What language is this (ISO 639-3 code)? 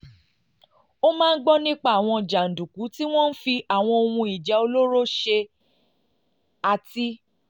yor